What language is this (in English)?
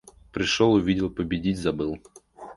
Russian